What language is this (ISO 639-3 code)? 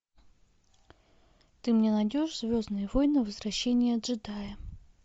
rus